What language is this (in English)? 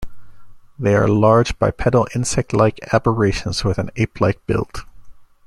English